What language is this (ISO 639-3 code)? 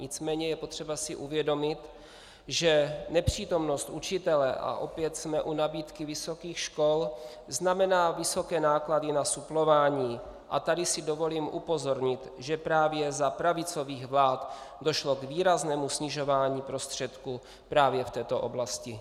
ces